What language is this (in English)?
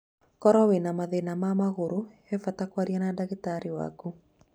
Kikuyu